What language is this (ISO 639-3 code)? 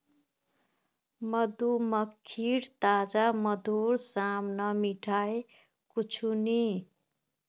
mag